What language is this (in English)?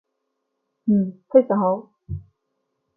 Cantonese